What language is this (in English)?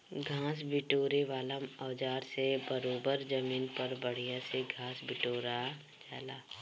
Bhojpuri